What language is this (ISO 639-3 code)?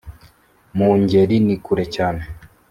kin